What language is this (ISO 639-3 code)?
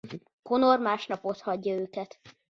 hun